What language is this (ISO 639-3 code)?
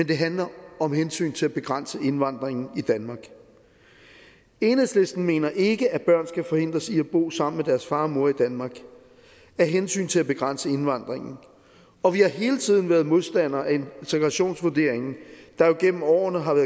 dan